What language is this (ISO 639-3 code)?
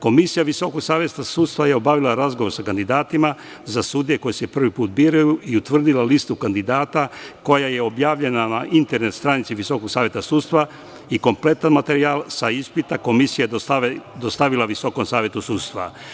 srp